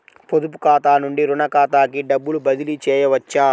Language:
Telugu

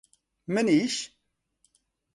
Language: Central Kurdish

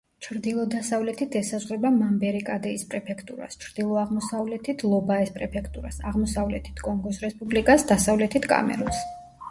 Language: Georgian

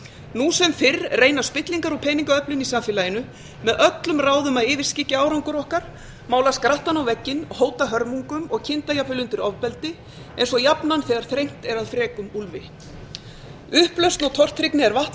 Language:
Icelandic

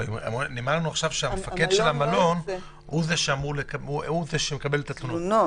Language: Hebrew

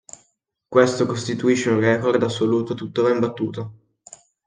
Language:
Italian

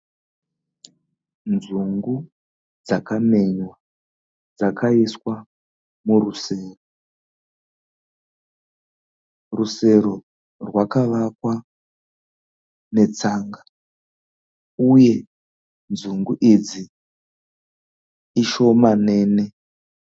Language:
Shona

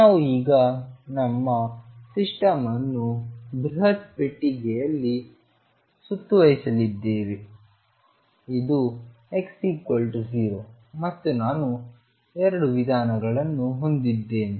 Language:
Kannada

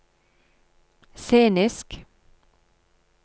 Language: Norwegian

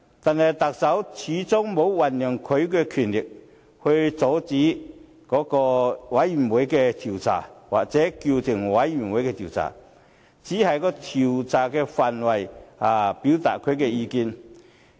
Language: Cantonese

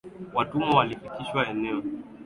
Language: Swahili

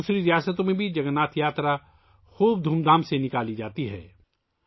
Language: Urdu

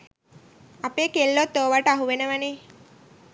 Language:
Sinhala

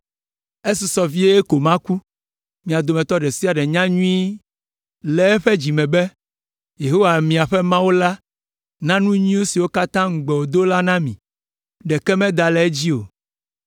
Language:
Ewe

